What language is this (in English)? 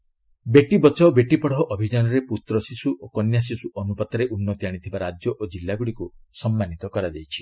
Odia